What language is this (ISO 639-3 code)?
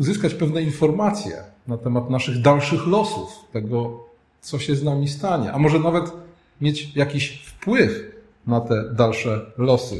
pol